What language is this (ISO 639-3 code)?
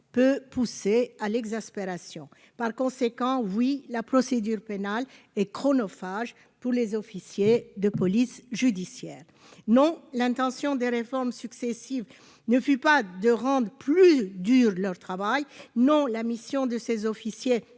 fra